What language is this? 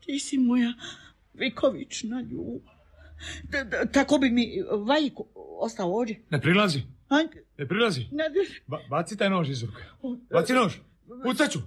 Croatian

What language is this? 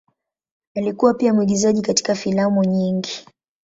Swahili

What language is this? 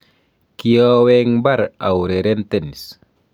Kalenjin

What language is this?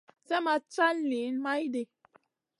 Masana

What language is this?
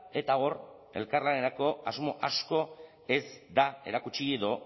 Basque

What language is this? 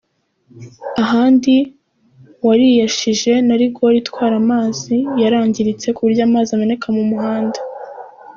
Kinyarwanda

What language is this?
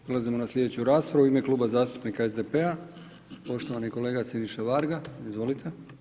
Croatian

